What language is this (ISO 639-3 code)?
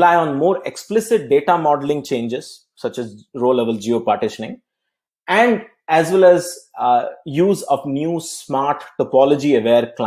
eng